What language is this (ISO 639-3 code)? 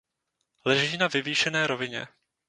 ces